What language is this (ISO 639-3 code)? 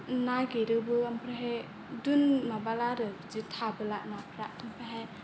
brx